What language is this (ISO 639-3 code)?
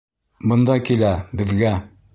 bak